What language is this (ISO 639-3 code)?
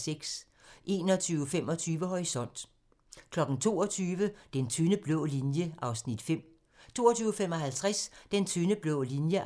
dan